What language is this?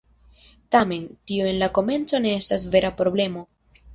Esperanto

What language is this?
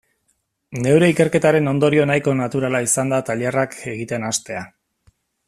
Basque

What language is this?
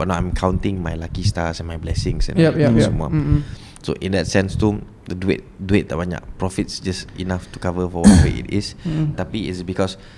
Malay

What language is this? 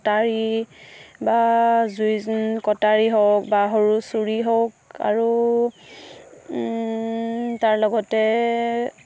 Assamese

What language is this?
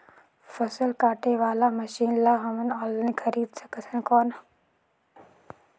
Chhattisgarhi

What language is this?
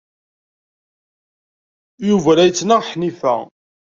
Kabyle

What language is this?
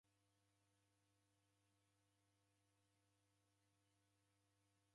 Taita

